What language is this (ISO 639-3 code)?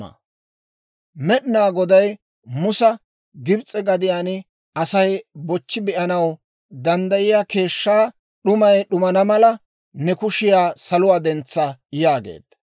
dwr